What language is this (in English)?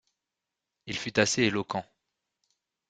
French